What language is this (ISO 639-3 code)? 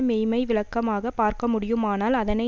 tam